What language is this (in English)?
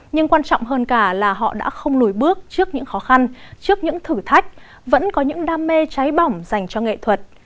Vietnamese